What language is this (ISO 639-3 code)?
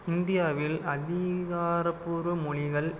tam